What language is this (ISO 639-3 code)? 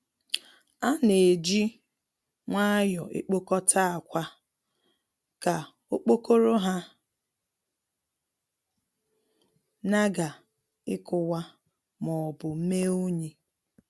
ibo